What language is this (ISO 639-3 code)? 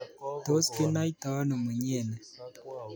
kln